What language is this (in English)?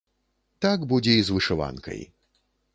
Belarusian